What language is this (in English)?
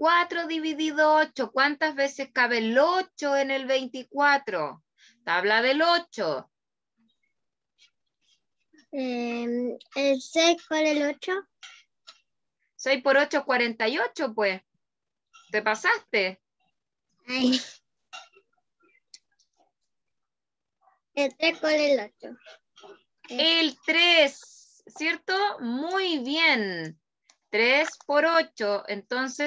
Spanish